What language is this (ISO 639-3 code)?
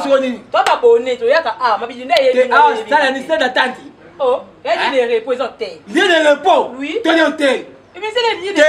fra